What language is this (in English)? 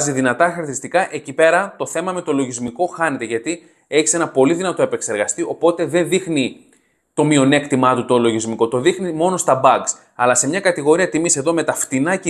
Greek